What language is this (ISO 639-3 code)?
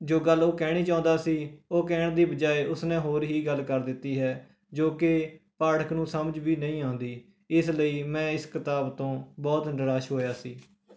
pan